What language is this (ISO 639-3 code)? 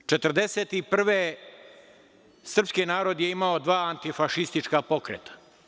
srp